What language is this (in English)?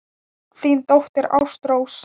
Icelandic